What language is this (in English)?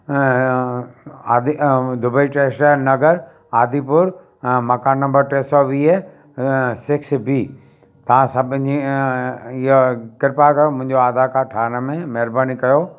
Sindhi